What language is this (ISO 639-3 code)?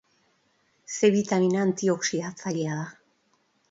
eus